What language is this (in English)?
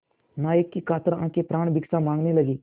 Hindi